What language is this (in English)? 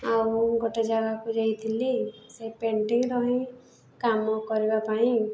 Odia